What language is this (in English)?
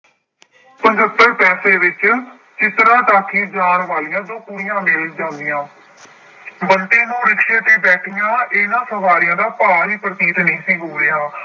Punjabi